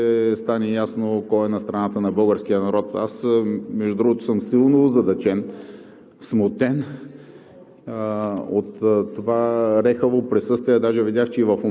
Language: Bulgarian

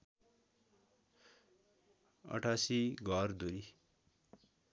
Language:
Nepali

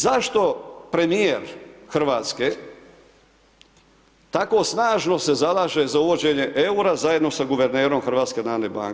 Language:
Croatian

